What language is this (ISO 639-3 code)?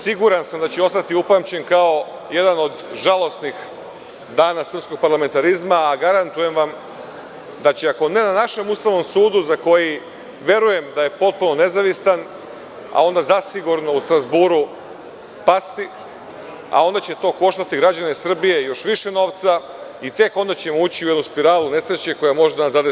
srp